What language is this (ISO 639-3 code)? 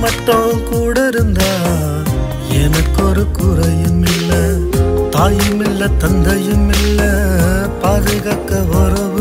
urd